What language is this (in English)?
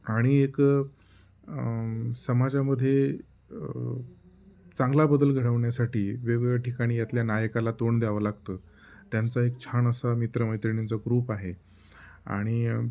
Marathi